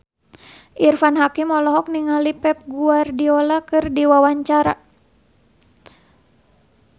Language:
Sundanese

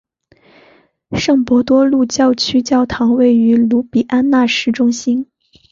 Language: Chinese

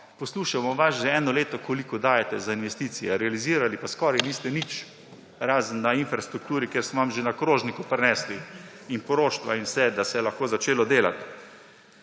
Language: Slovenian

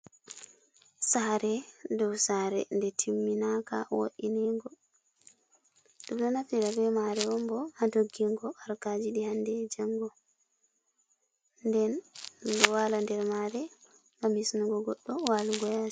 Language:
Fula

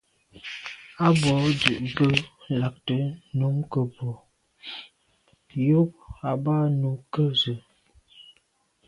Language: Medumba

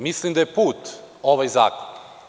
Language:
Serbian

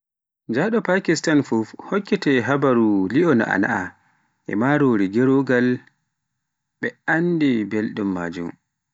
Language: Pular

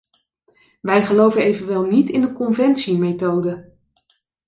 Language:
Dutch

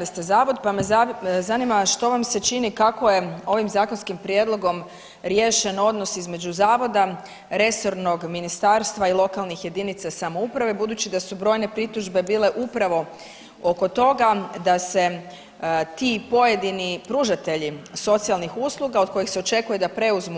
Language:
Croatian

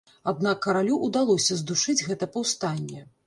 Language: Belarusian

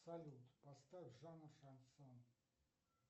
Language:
Russian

